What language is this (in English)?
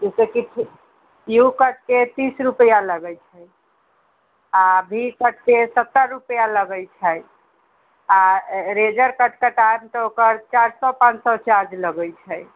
Maithili